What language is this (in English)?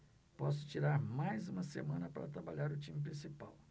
Portuguese